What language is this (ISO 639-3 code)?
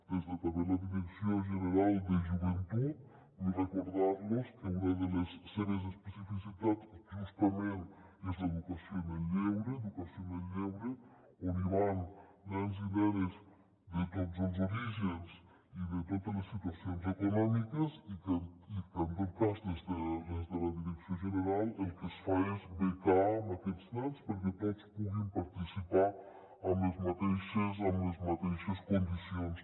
cat